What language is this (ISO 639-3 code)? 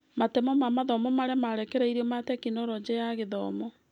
kik